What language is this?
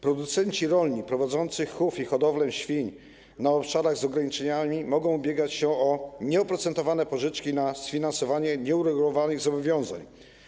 Polish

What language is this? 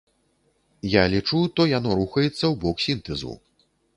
Belarusian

